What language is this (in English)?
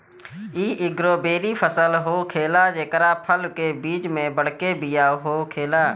Bhojpuri